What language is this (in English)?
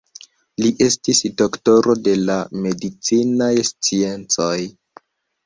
Esperanto